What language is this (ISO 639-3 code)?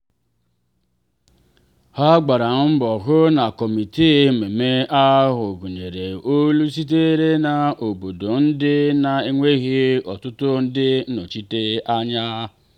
ibo